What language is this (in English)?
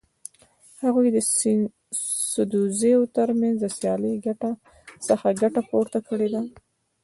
Pashto